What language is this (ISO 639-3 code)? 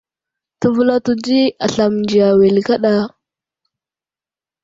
udl